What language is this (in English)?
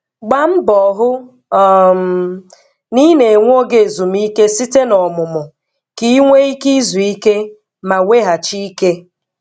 Igbo